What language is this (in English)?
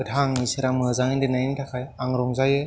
Bodo